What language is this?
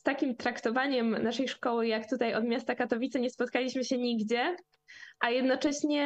Polish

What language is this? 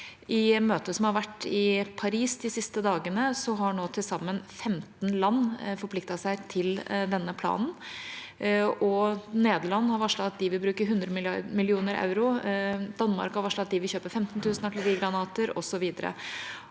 Norwegian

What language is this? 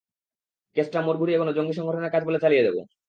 Bangla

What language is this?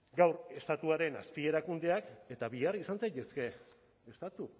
Basque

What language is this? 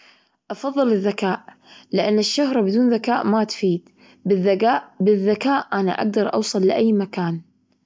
Gulf Arabic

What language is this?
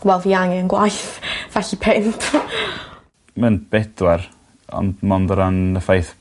Welsh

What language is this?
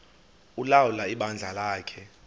Xhosa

